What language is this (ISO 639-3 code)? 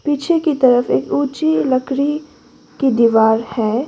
hin